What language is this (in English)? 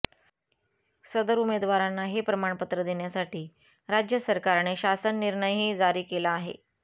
Marathi